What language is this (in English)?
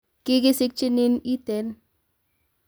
Kalenjin